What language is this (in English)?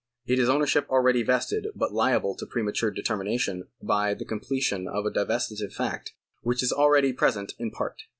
English